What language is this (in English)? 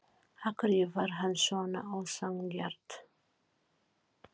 Icelandic